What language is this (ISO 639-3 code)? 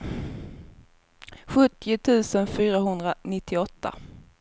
swe